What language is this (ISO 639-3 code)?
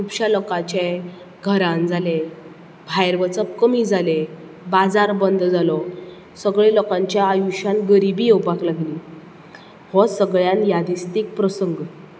kok